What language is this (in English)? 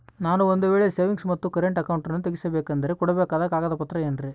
Kannada